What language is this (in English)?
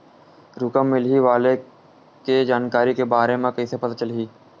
Chhattisgarhi